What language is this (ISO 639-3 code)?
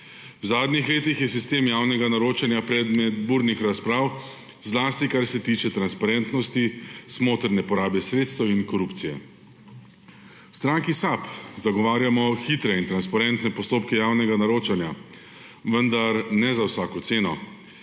slv